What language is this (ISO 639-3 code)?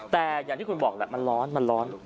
tha